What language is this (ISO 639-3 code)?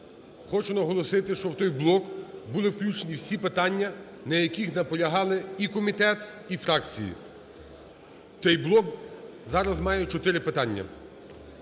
ukr